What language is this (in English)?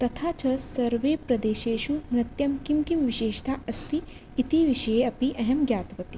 Sanskrit